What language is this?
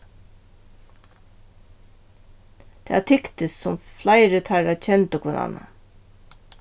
Faroese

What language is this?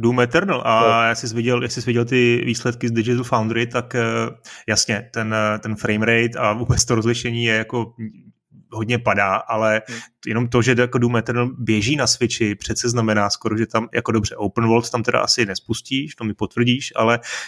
Czech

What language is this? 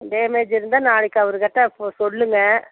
Tamil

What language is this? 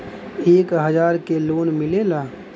Bhojpuri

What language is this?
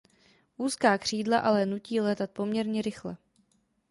Czech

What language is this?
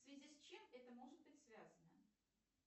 Russian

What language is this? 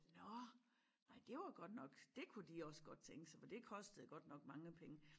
Danish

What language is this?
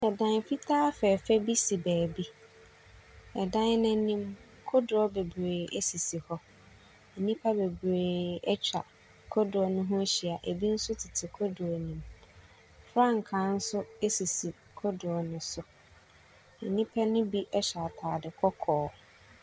Akan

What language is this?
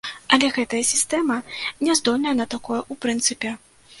Belarusian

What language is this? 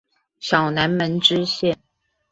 Chinese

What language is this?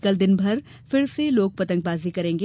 Hindi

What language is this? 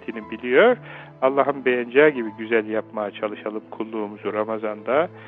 Turkish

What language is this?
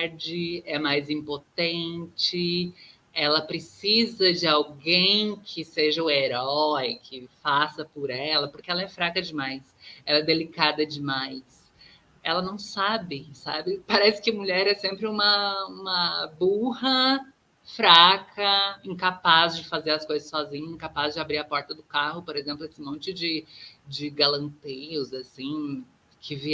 Portuguese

